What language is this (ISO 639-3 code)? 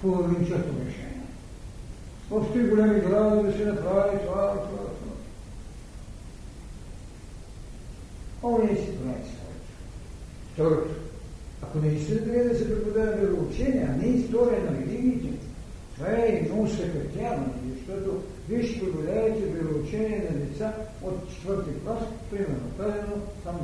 bul